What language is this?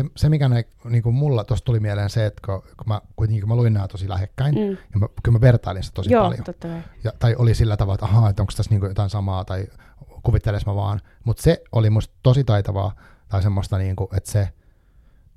Finnish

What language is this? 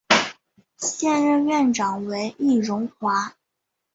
Chinese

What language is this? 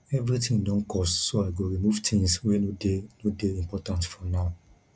Nigerian Pidgin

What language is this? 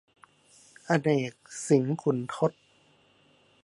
Thai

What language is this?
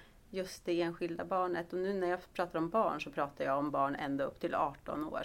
Swedish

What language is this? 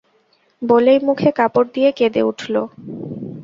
Bangla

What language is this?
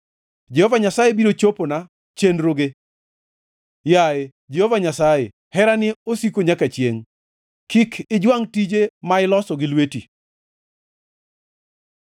Luo (Kenya and Tanzania)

